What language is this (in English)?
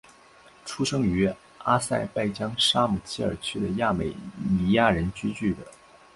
Chinese